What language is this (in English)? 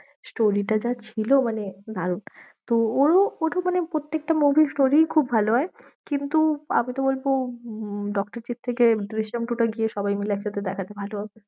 Bangla